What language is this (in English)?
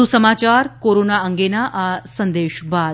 Gujarati